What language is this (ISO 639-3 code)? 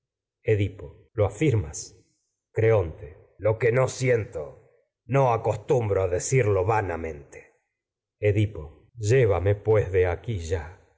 spa